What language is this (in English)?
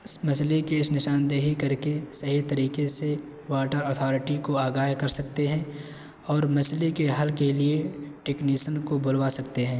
Urdu